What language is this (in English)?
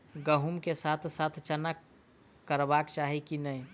Maithili